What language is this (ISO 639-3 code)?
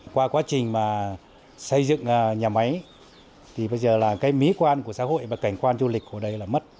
vie